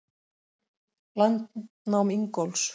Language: Icelandic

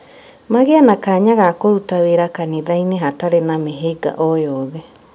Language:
Kikuyu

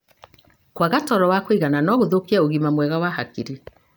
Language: Kikuyu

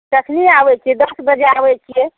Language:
Maithili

